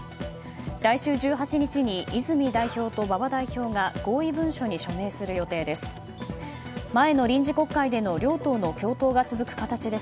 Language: Japanese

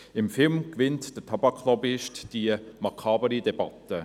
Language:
Swiss German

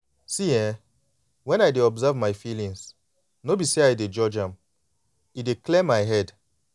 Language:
Nigerian Pidgin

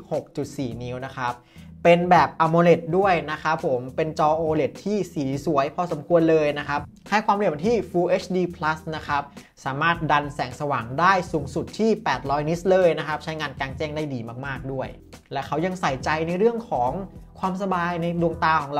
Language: Thai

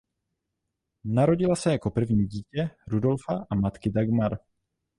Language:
Czech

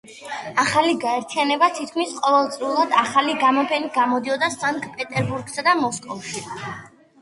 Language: Georgian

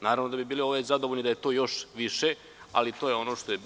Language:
Serbian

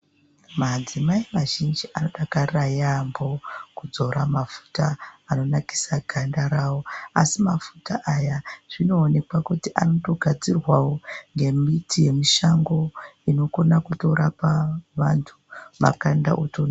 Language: Ndau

